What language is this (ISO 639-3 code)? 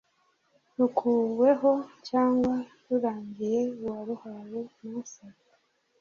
kin